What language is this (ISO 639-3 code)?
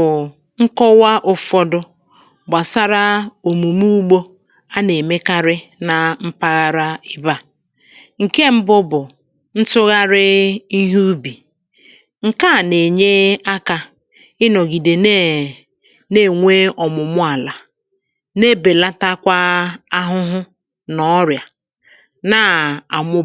ibo